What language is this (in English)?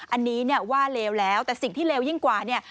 Thai